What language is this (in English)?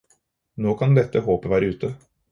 Norwegian Bokmål